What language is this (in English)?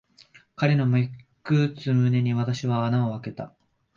Japanese